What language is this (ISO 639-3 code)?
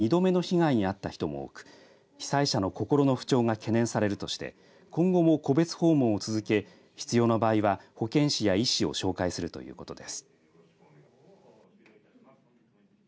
jpn